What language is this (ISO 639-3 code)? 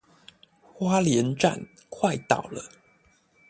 zho